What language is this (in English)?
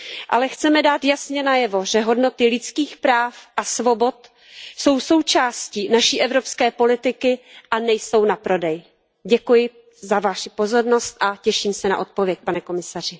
Czech